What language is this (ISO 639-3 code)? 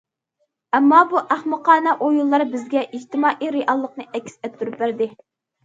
uig